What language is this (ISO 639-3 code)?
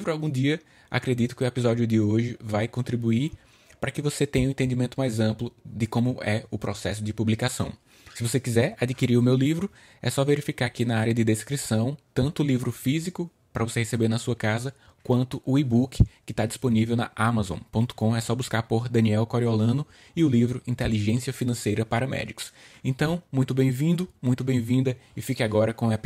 por